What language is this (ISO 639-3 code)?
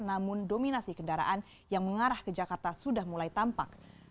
ind